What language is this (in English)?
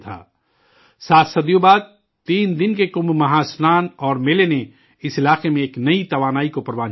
Urdu